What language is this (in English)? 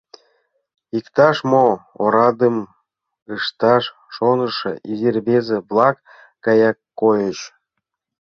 Mari